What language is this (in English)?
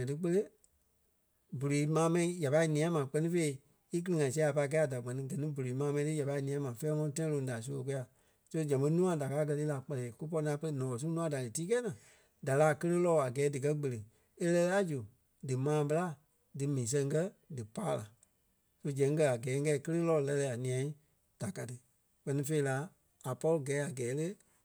Kpelle